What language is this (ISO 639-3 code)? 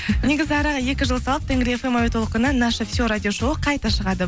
kaz